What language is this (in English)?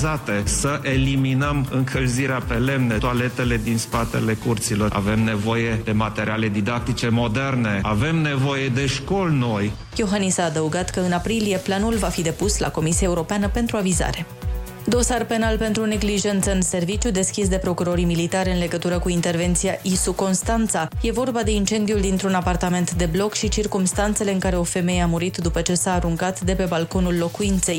Romanian